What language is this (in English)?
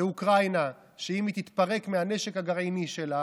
Hebrew